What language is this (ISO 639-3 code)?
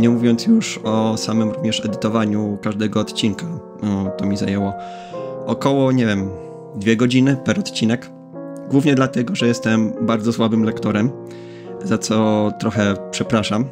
pol